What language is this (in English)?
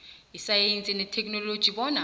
South Ndebele